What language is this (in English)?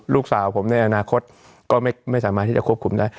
Thai